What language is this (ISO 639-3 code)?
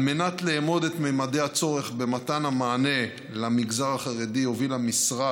heb